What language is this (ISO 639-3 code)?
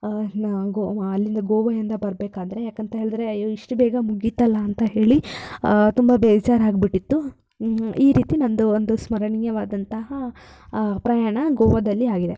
kan